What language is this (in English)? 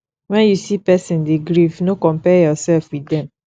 Nigerian Pidgin